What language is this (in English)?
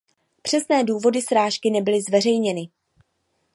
Czech